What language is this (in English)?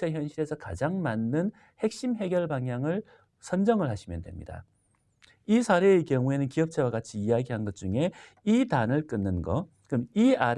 Korean